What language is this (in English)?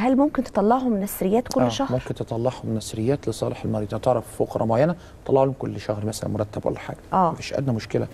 Arabic